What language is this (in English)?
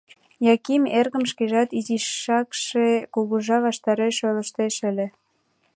Mari